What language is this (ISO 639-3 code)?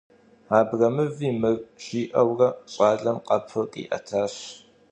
kbd